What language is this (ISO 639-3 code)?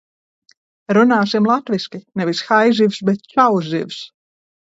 lav